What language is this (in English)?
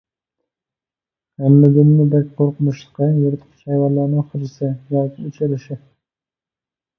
Uyghur